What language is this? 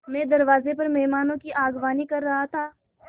Hindi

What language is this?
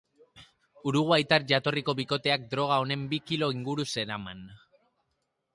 Basque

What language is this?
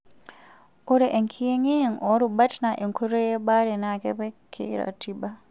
Masai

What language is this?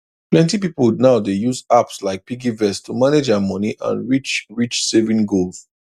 Nigerian Pidgin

